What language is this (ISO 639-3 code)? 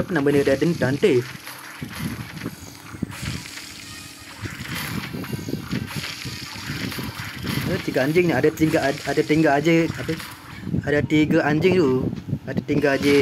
msa